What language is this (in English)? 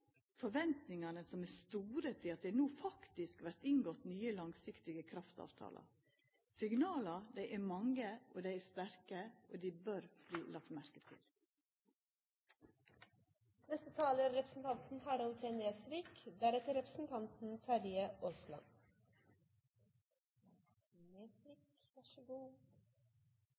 Norwegian